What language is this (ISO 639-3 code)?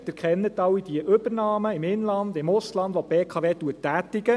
gsw